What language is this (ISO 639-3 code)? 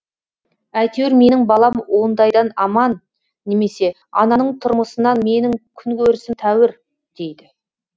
kaz